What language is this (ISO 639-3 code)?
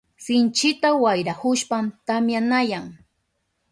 qup